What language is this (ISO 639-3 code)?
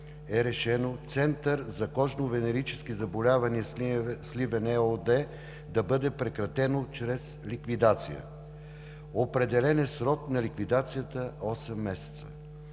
bul